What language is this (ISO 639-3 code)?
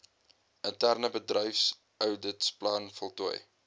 afr